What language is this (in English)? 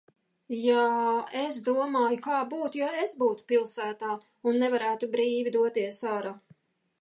Latvian